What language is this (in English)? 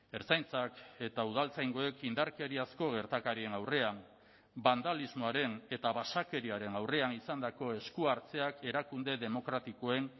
Basque